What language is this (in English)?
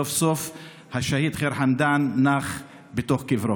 Hebrew